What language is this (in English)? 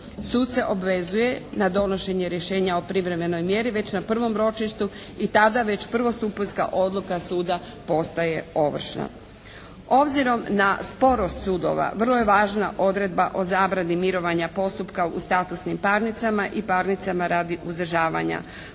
Croatian